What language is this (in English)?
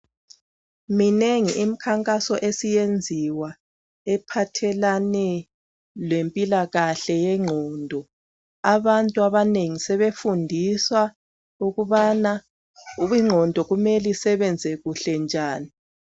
North Ndebele